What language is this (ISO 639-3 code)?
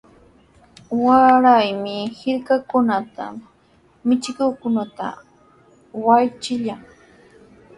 qws